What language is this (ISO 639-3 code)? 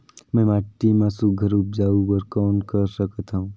hne